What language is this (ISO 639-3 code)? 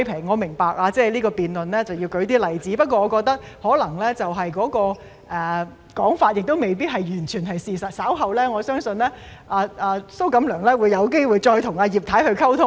yue